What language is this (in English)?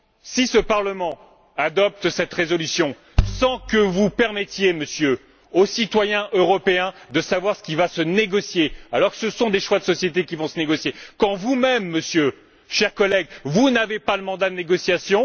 French